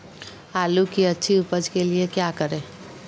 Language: Magahi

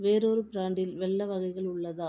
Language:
Tamil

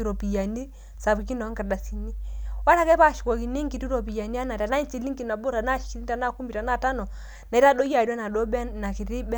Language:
Masai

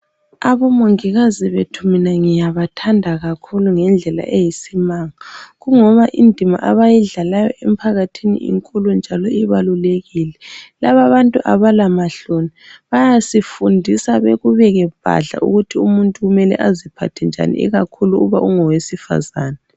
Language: North Ndebele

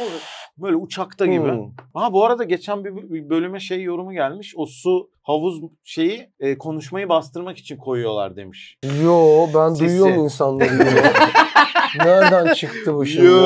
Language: Turkish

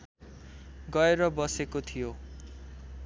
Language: Nepali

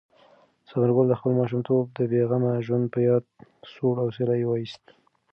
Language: Pashto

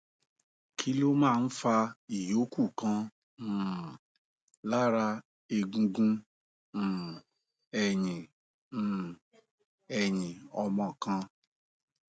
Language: Yoruba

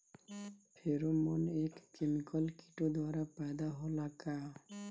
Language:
Bhojpuri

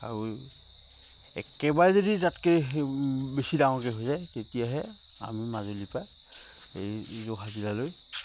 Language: Assamese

